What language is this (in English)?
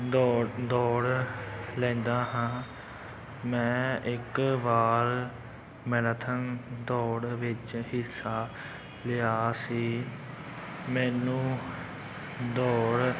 Punjabi